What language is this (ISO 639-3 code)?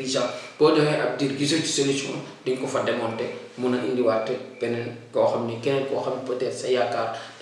fra